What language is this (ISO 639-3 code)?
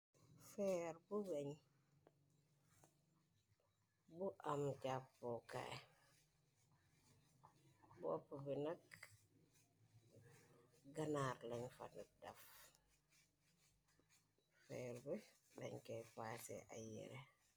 wol